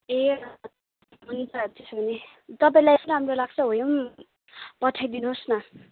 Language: Nepali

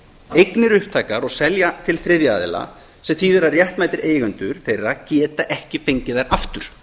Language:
Icelandic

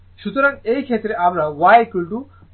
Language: Bangla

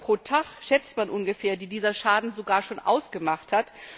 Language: German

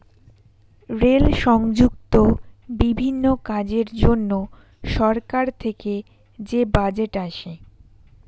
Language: Bangla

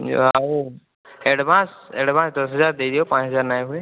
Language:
Odia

